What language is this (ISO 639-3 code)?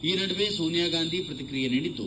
kan